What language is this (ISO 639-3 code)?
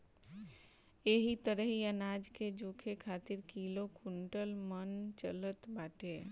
bho